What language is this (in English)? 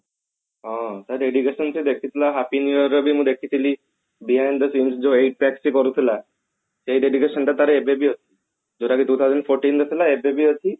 Odia